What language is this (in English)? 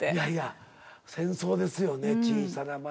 Japanese